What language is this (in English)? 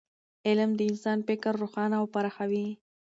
Pashto